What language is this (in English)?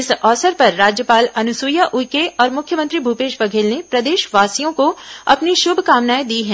Hindi